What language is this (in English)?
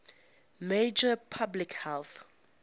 English